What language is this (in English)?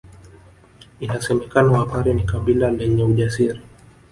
Swahili